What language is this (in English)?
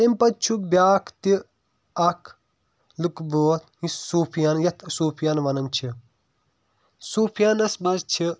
Kashmiri